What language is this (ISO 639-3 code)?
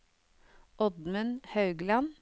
nor